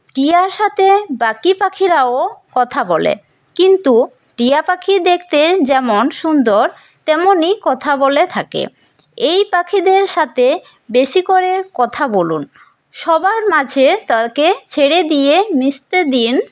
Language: Bangla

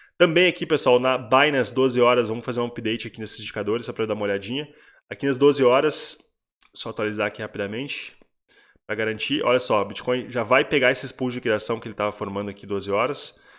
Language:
Portuguese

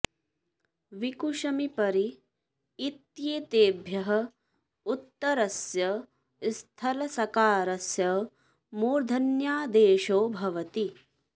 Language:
Sanskrit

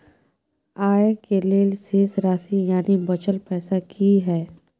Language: Maithili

